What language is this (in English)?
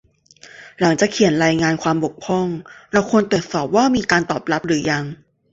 Thai